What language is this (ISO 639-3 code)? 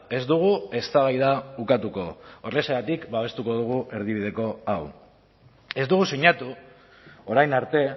eus